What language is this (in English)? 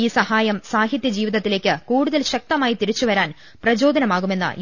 Malayalam